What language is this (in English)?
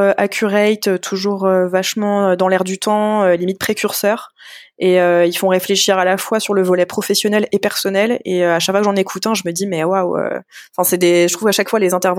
French